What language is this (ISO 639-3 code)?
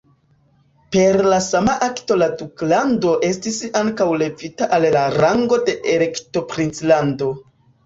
epo